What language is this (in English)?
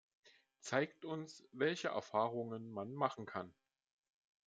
German